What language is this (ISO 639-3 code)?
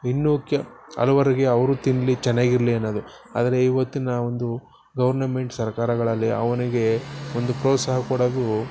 kan